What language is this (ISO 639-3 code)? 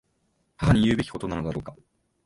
jpn